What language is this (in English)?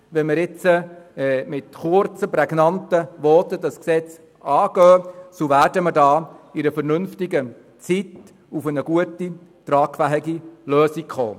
Swiss German